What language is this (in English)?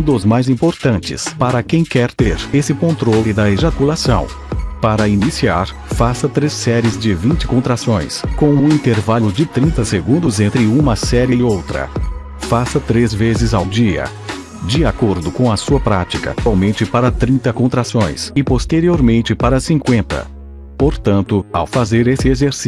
Portuguese